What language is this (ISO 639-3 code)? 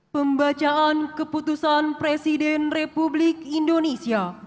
ind